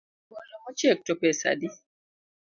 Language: Luo (Kenya and Tanzania)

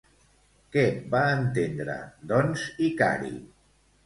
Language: Catalan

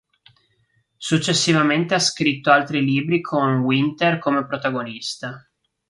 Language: Italian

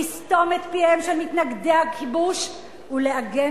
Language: Hebrew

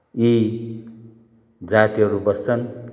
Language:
Nepali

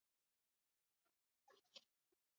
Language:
Swahili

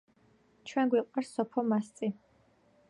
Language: Georgian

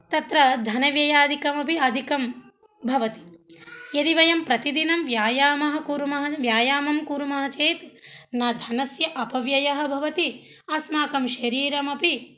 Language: Sanskrit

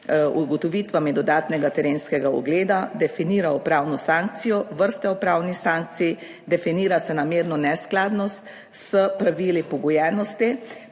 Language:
Slovenian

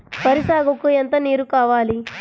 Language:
Telugu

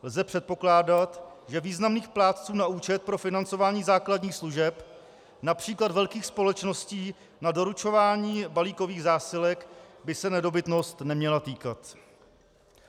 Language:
Czech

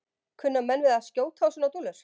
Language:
Icelandic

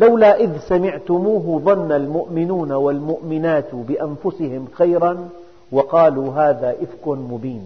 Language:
Arabic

